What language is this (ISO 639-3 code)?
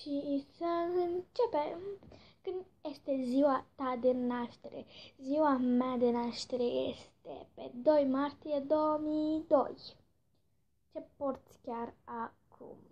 ron